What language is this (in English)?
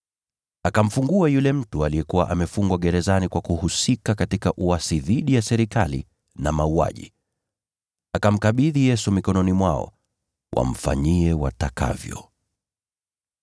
Swahili